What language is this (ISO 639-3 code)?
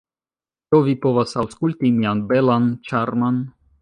epo